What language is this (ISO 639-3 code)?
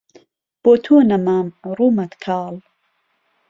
ckb